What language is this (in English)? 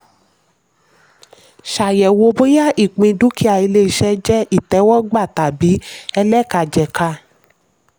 Yoruba